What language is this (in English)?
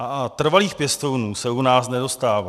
Czech